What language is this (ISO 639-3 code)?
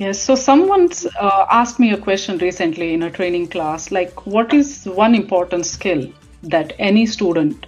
eng